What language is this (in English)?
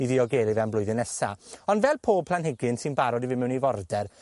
Welsh